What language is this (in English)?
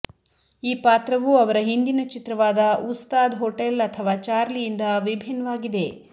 Kannada